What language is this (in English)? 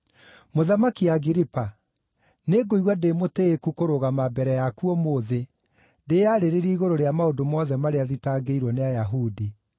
Kikuyu